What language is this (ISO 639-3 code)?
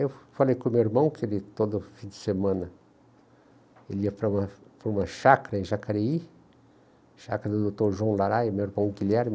por